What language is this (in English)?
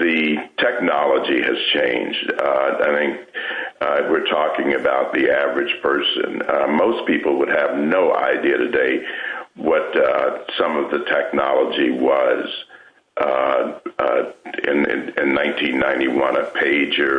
English